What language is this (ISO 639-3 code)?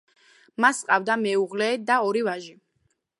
kat